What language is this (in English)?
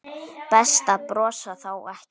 Icelandic